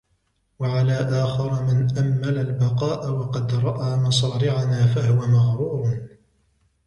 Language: Arabic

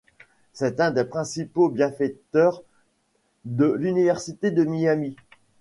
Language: French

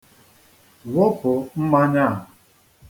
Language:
Igbo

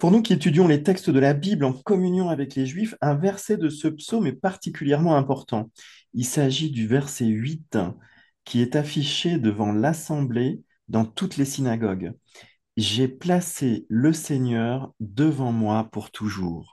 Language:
French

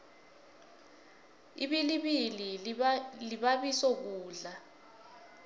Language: South Ndebele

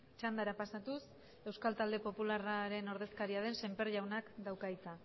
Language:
Basque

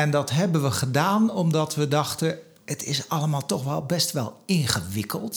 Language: Dutch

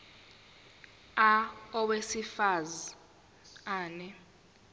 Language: Zulu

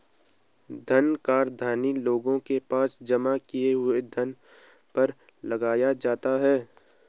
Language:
Hindi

